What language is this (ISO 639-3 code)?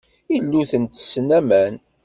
kab